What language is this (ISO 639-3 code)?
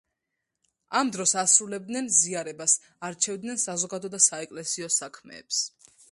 kat